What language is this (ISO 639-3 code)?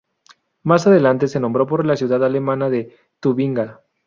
spa